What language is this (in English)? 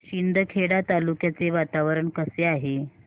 Marathi